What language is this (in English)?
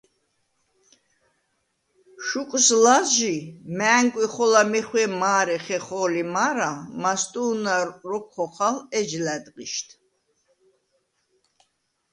Svan